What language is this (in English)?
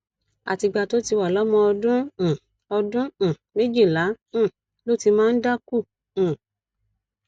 Yoruba